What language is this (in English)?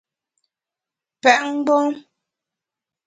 Bamun